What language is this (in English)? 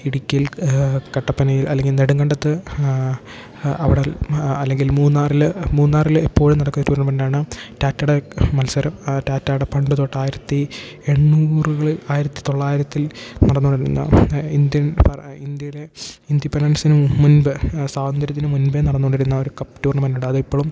Malayalam